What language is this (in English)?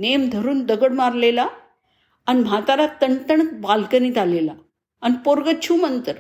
Marathi